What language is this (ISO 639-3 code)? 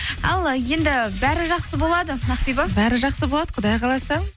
kaz